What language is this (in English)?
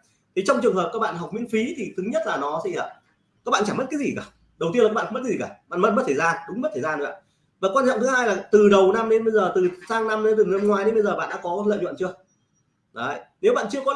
Vietnamese